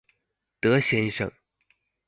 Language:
Chinese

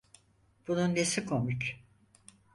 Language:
Turkish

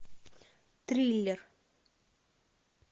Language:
Russian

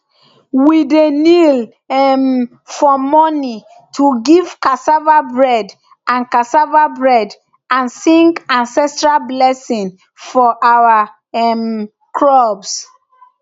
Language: Nigerian Pidgin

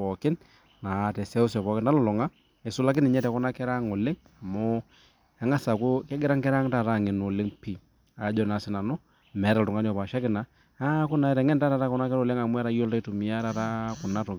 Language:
Masai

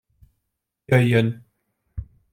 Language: Hungarian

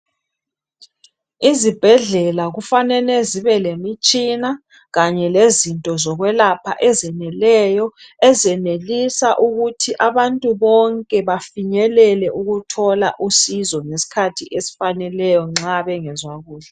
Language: North Ndebele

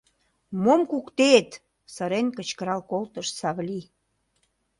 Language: Mari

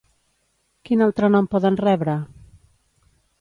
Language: Catalan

